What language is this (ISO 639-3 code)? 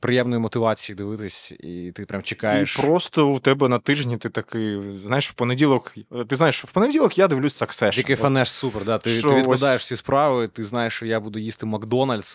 ukr